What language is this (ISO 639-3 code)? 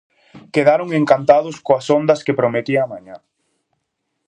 glg